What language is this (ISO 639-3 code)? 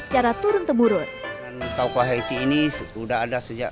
ind